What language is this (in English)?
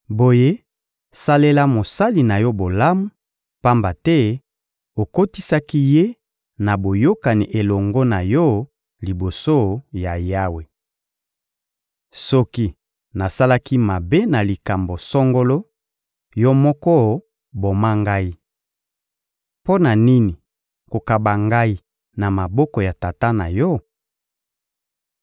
Lingala